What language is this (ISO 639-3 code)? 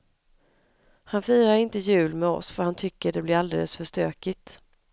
swe